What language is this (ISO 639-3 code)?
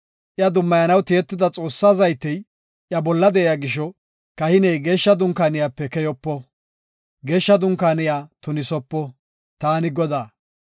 gof